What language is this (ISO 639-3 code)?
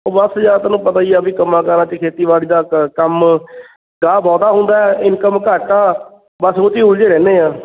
pan